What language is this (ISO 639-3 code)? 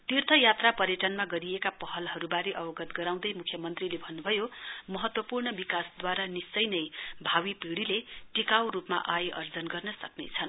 nep